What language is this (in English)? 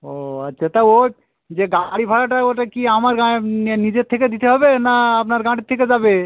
Bangla